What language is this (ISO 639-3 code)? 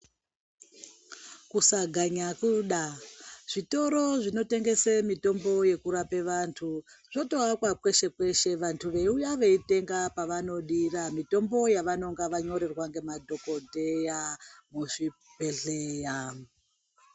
ndc